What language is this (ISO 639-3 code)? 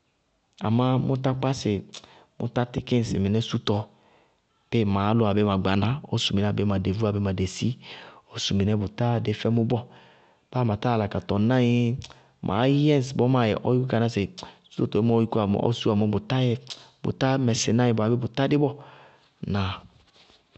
bqg